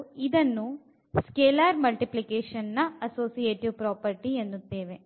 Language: Kannada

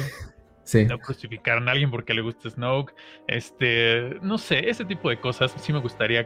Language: Spanish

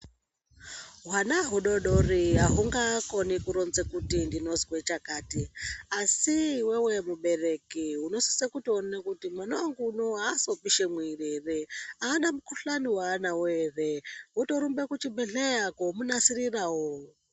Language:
Ndau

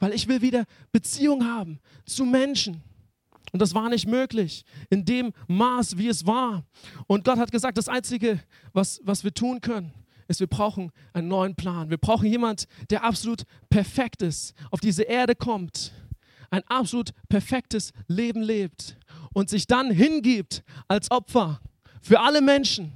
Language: German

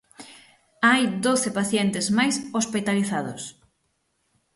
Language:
Galician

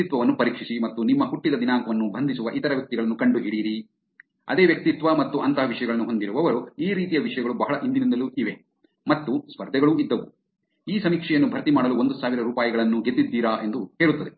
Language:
Kannada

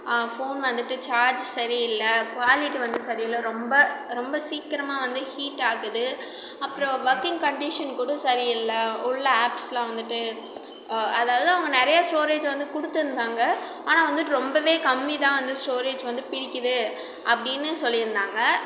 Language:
Tamil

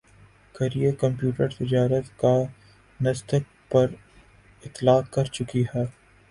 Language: Urdu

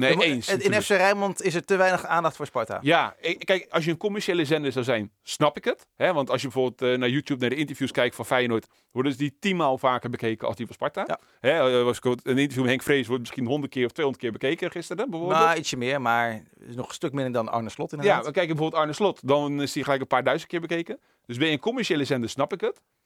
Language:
Dutch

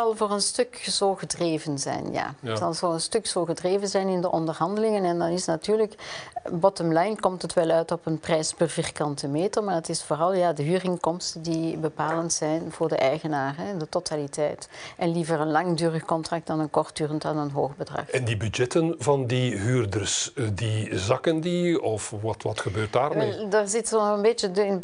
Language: Dutch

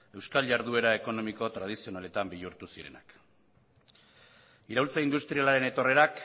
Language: Basque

